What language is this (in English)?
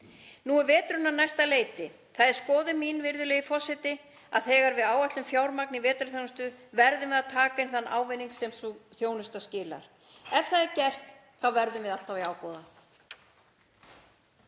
Icelandic